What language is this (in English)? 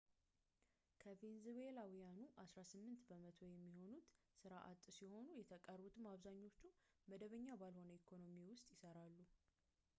Amharic